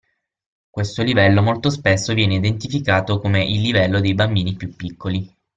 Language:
Italian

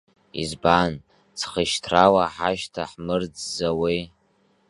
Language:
Abkhazian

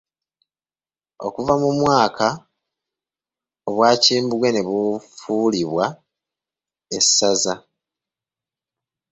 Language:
Ganda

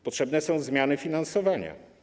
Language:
Polish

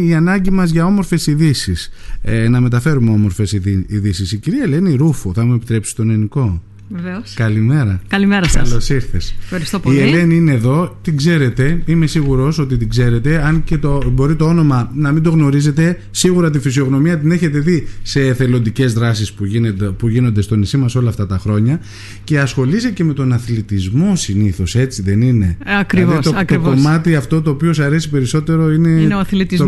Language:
Greek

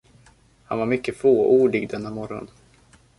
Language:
Swedish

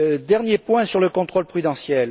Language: French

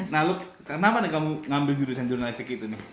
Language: Indonesian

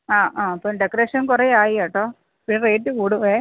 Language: Malayalam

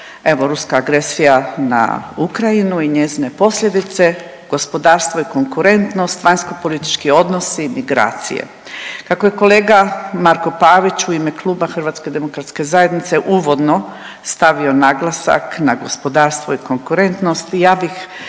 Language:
Croatian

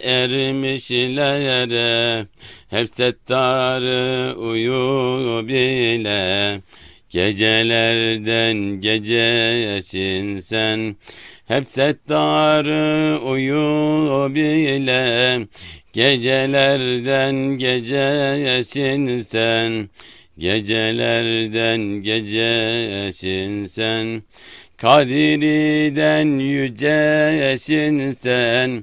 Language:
Turkish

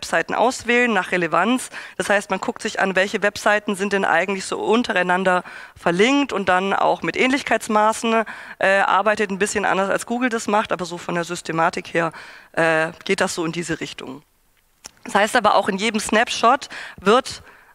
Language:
German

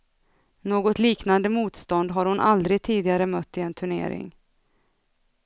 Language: Swedish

